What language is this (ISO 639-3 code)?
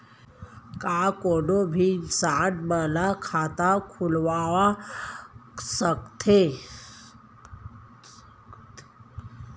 hne